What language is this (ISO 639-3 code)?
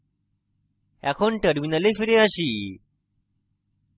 ben